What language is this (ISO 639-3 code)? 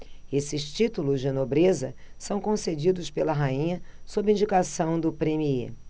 por